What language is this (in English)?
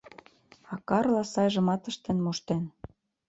Mari